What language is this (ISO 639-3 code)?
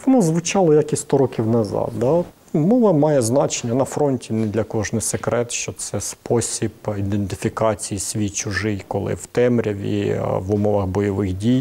ukr